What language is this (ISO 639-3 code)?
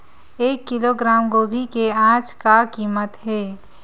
hne